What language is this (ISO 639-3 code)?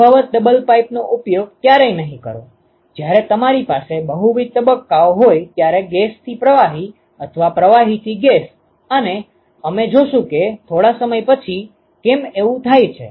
guj